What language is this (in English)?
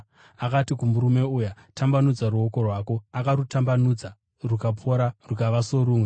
Shona